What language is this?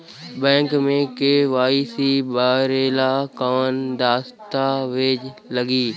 Bhojpuri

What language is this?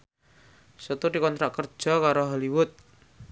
Javanese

